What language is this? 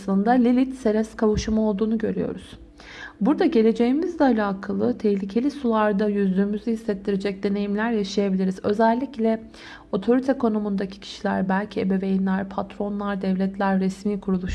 Turkish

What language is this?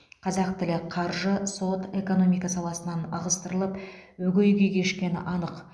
Kazakh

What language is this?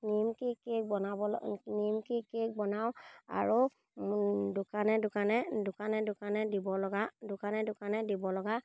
Assamese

